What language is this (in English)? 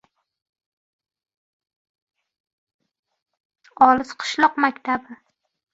Uzbek